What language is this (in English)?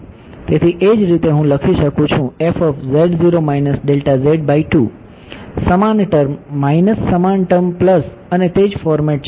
Gujarati